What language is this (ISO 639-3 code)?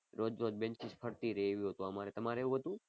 guj